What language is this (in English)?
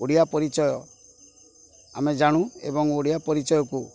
Odia